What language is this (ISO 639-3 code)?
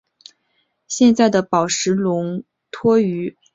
zho